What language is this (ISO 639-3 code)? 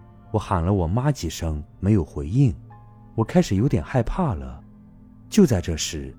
zho